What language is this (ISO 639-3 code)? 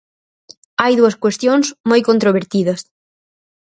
glg